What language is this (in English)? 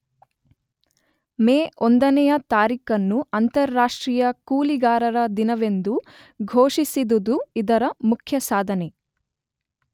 Kannada